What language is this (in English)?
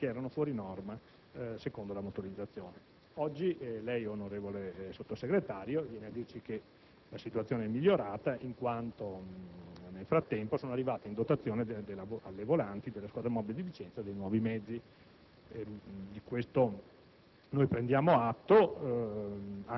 Italian